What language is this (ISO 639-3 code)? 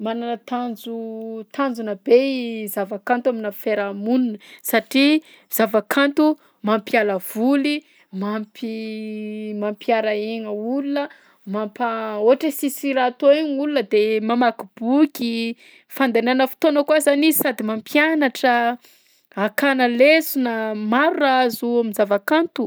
bzc